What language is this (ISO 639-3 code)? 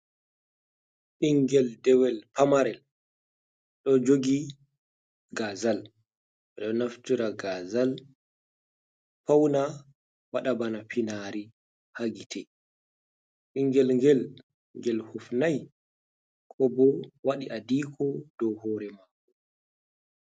ful